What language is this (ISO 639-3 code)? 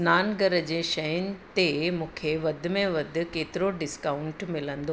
snd